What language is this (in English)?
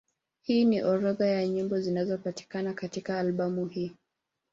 Swahili